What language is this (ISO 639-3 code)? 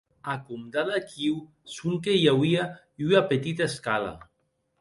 oci